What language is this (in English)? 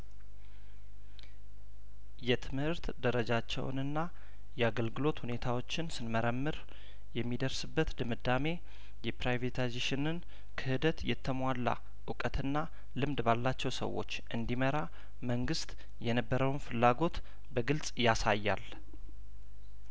Amharic